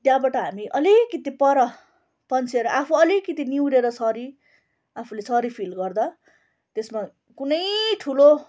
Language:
Nepali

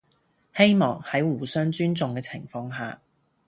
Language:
Cantonese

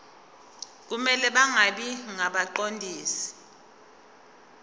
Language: Zulu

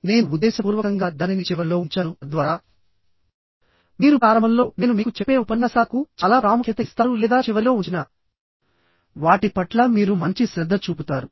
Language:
Telugu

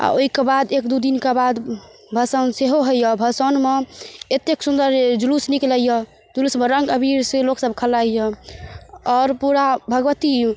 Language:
Maithili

